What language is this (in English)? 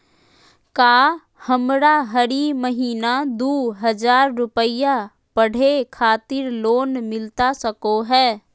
Magahi